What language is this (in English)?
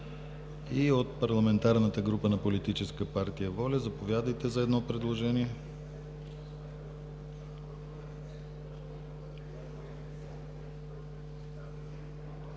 Bulgarian